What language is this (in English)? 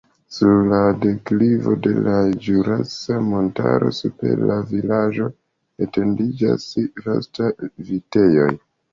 Esperanto